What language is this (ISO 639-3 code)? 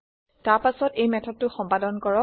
asm